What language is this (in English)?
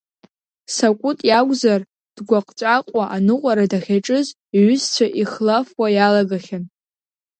Abkhazian